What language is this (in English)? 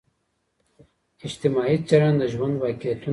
Pashto